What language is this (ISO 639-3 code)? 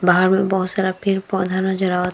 bho